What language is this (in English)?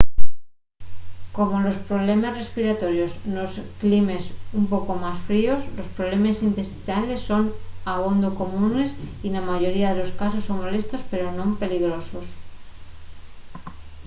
Asturian